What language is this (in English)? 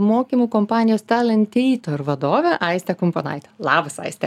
Lithuanian